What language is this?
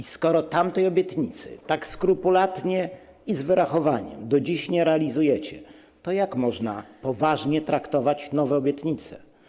Polish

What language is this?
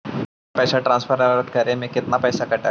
Magahi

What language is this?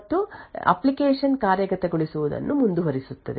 Kannada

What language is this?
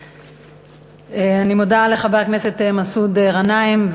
Hebrew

